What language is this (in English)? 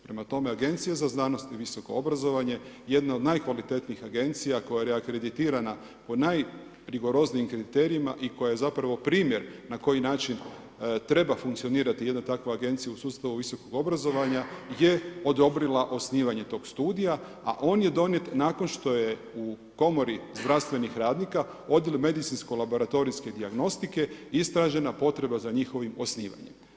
Croatian